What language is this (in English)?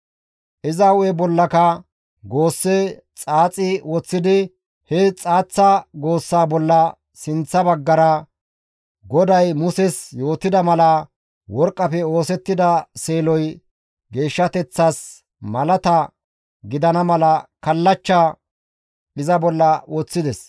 Gamo